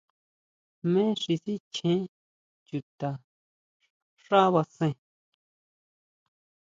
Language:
Huautla Mazatec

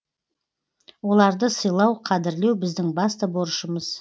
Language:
Kazakh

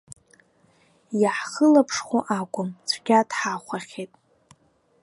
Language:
Abkhazian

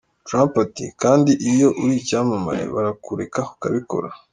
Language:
Kinyarwanda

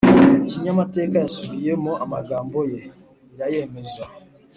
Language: Kinyarwanda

